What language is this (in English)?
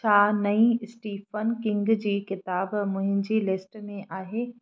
Sindhi